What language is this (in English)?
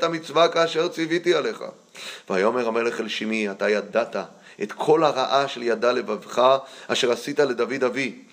Hebrew